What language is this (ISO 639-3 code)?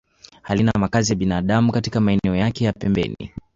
swa